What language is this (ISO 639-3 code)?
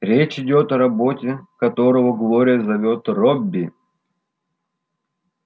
rus